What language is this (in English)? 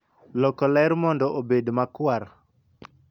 Luo (Kenya and Tanzania)